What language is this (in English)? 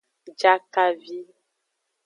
Aja (Benin)